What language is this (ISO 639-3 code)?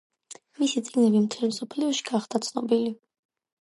kat